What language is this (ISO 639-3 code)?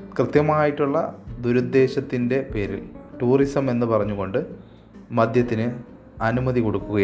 mal